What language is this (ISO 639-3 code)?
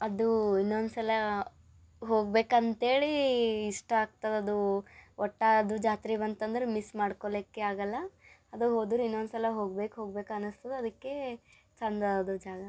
kan